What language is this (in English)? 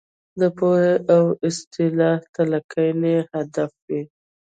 Pashto